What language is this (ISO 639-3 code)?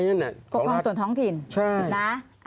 tha